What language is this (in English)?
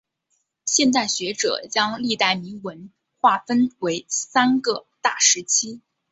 Chinese